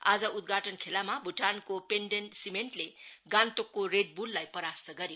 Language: Nepali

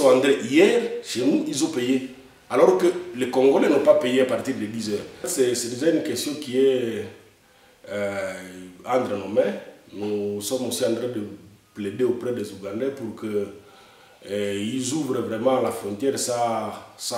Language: French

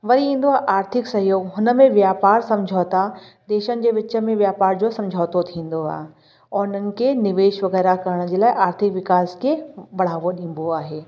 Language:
Sindhi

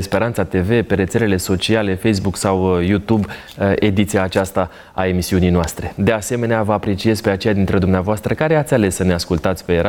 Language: Romanian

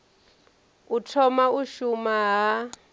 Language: Venda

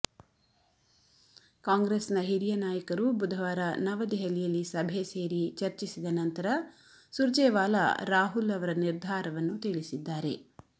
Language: Kannada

